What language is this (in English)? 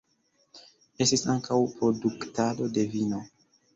Esperanto